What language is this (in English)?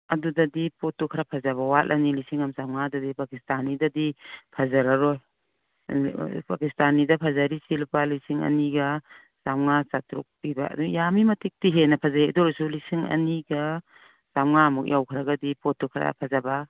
Manipuri